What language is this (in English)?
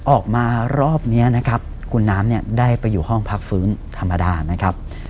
Thai